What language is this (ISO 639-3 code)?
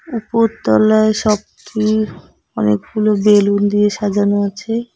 ben